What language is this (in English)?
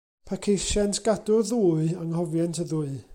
Welsh